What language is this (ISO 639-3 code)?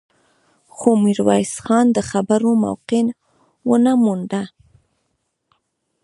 pus